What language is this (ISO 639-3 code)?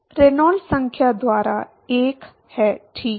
hin